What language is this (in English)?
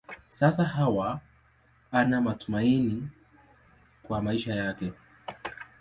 Swahili